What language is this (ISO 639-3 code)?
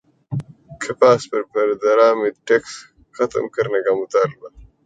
urd